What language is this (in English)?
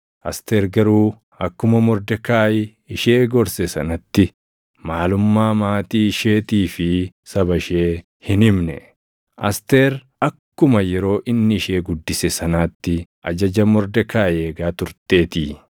Oromo